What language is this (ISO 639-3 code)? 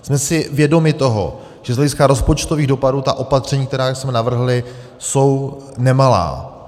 ces